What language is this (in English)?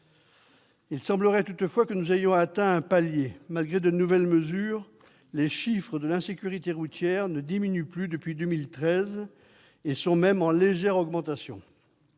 French